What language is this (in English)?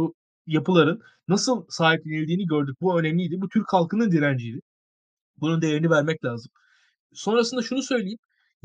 Turkish